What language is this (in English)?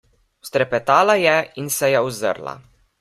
Slovenian